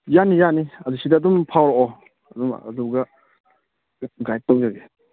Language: Manipuri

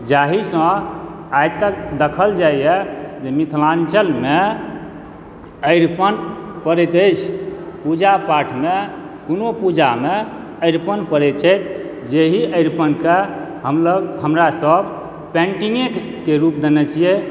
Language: Maithili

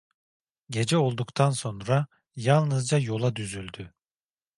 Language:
Turkish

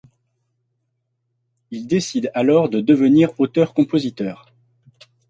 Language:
French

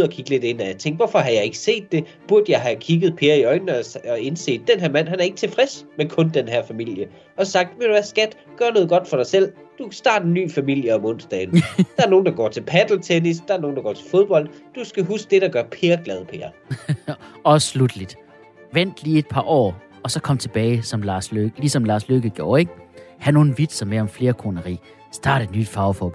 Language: Danish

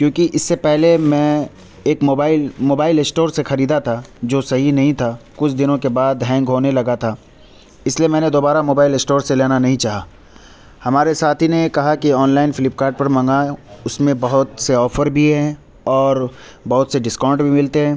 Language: Urdu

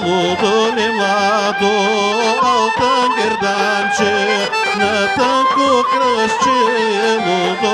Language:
Bulgarian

